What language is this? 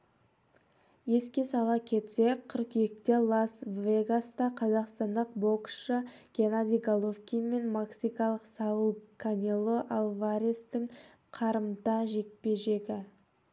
Kazakh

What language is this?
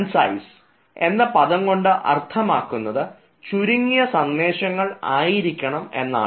Malayalam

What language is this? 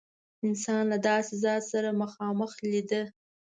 Pashto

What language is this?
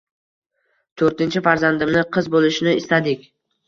Uzbek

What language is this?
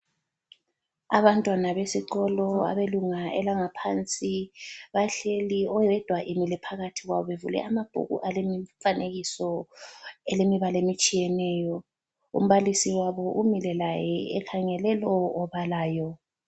North Ndebele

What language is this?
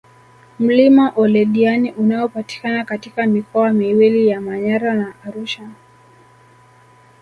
Swahili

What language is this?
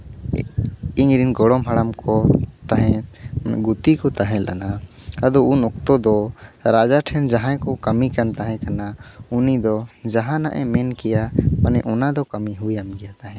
Santali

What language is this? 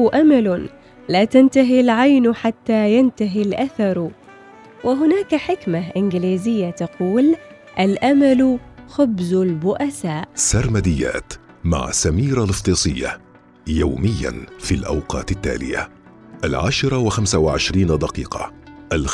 Arabic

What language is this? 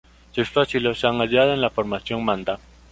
Spanish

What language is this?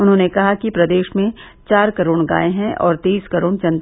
Hindi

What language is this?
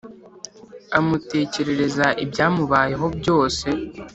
Kinyarwanda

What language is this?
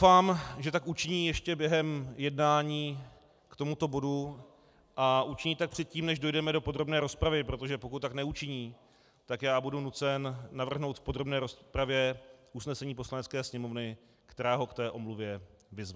Czech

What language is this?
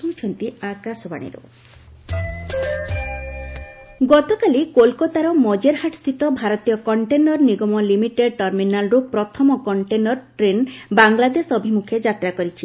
Odia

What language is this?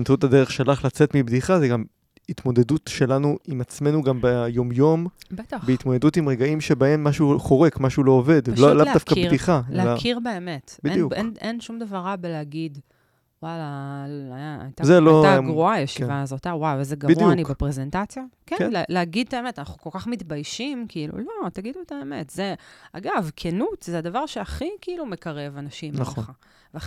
Hebrew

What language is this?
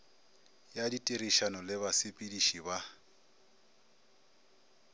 Northern Sotho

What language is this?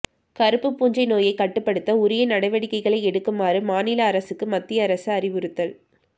Tamil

